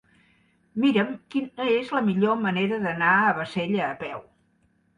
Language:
Catalan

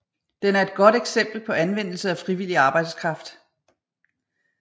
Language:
Danish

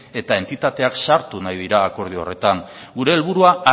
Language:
Basque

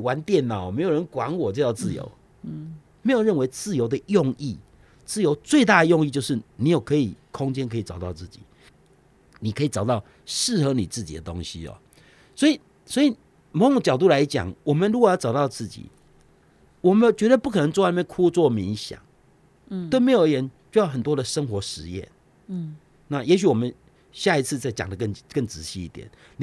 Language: Chinese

